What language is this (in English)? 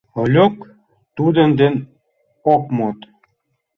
Mari